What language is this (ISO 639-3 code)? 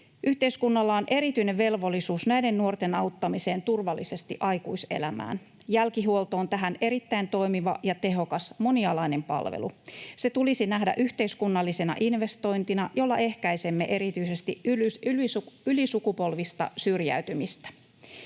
fin